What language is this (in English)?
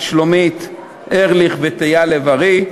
Hebrew